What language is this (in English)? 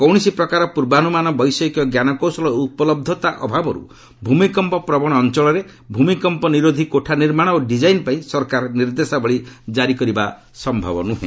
Odia